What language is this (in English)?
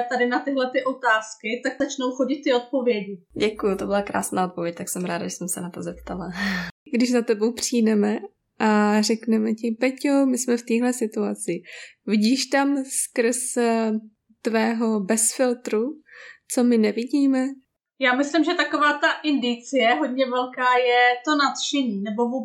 Czech